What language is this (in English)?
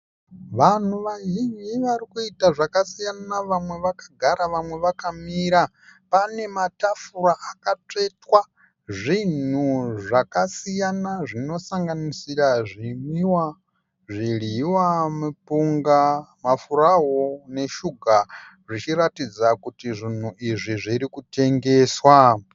Shona